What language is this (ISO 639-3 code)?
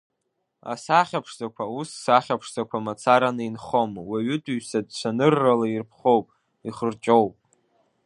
abk